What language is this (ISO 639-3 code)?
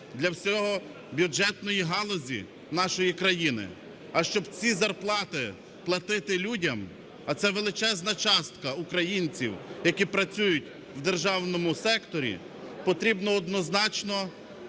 ukr